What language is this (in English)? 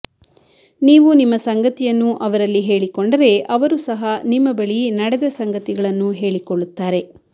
Kannada